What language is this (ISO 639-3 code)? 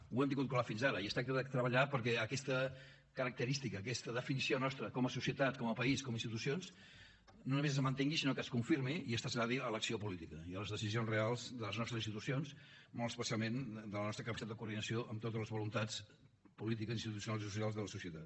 cat